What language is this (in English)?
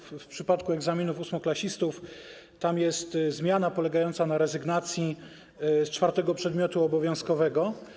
Polish